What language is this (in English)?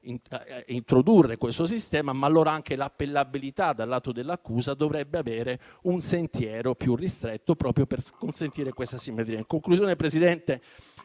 Italian